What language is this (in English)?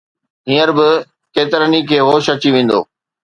Sindhi